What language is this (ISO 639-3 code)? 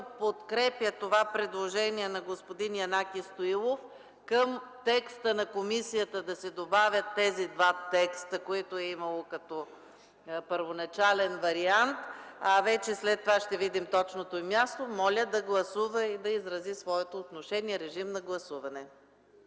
bul